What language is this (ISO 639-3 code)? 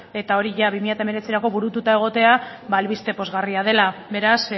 eus